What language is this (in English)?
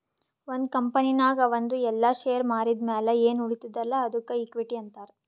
Kannada